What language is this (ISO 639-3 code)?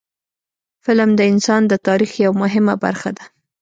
pus